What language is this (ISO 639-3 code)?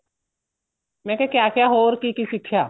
pan